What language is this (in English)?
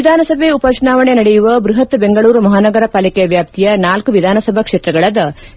Kannada